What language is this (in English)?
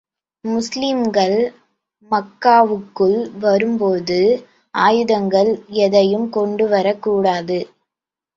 Tamil